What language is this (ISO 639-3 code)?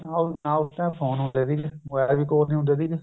pan